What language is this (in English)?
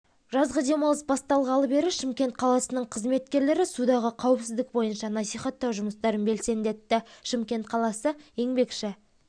Kazakh